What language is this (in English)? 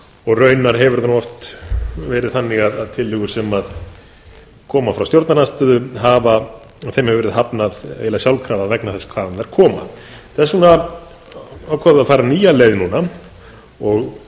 Icelandic